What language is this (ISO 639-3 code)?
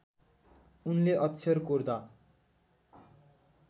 nep